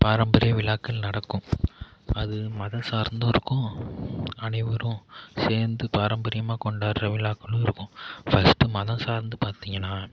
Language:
Tamil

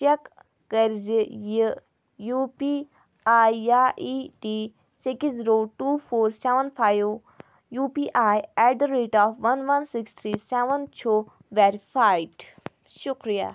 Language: Kashmiri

